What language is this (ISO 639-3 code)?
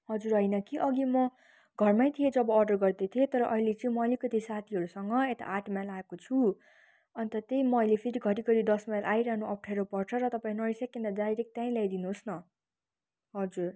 nep